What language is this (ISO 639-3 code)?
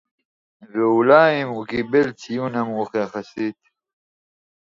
heb